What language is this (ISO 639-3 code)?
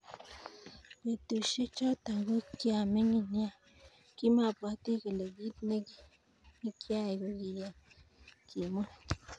kln